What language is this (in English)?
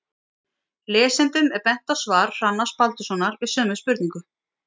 Icelandic